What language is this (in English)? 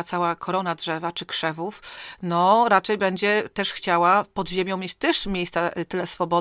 Polish